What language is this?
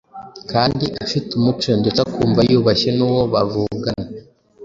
Kinyarwanda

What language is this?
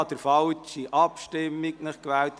Swiss German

